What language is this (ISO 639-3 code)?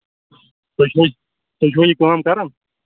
kas